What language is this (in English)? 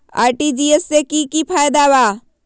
Magahi